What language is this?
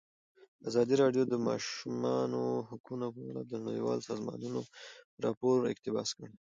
Pashto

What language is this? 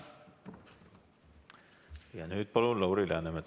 Estonian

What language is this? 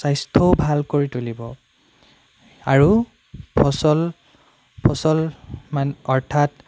Assamese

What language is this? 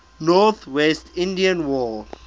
English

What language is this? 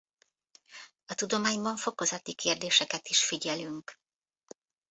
Hungarian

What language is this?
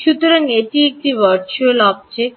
Bangla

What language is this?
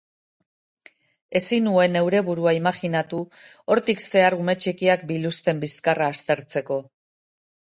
Basque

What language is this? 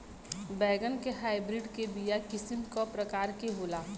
Bhojpuri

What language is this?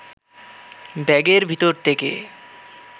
Bangla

